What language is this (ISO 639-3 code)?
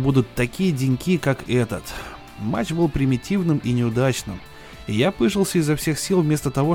rus